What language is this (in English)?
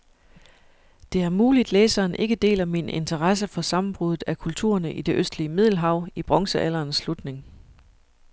Danish